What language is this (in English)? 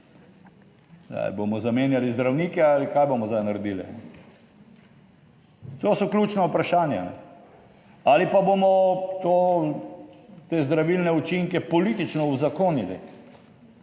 Slovenian